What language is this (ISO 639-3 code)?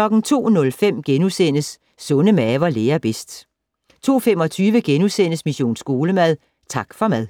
dan